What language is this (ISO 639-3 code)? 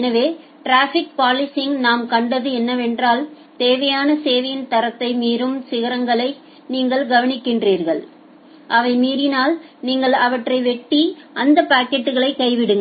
tam